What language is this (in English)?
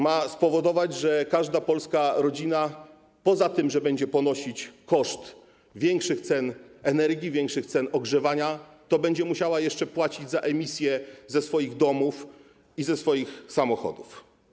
Polish